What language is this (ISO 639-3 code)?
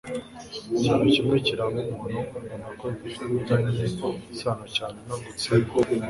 kin